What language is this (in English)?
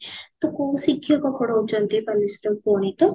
Odia